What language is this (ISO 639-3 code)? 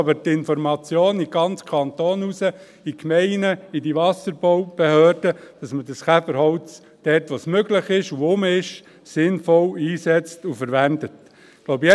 gsw